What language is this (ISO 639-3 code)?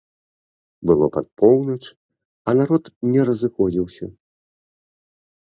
bel